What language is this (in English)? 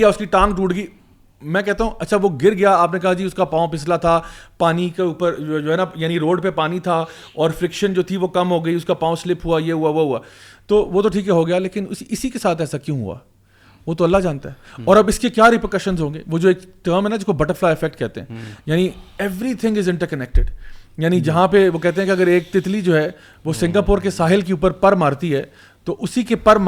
Urdu